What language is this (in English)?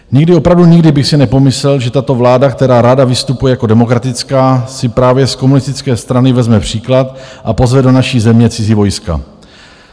Czech